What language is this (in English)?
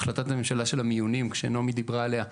Hebrew